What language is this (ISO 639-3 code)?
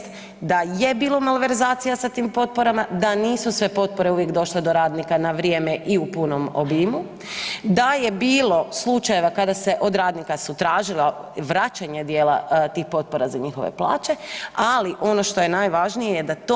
hrv